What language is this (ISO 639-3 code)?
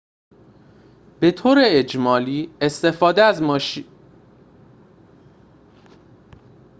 fas